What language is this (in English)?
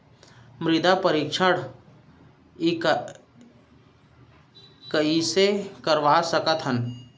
Chhattisgarhi